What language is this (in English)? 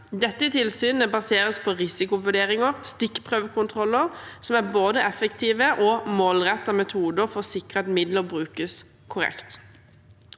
Norwegian